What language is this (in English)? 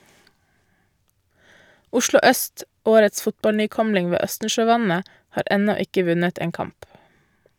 Norwegian